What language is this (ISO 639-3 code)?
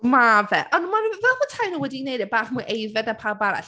cym